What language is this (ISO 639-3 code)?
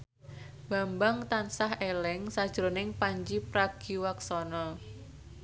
jav